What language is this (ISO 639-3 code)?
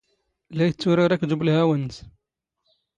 zgh